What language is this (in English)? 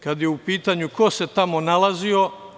Serbian